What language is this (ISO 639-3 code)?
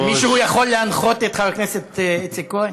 heb